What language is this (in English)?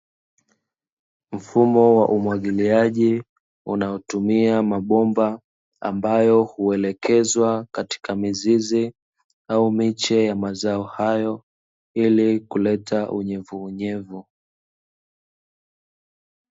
Swahili